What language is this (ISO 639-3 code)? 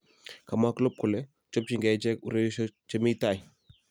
kln